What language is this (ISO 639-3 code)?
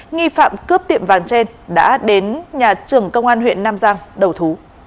vie